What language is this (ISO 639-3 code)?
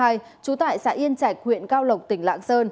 vie